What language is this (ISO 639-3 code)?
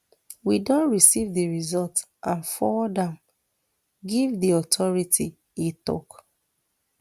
pcm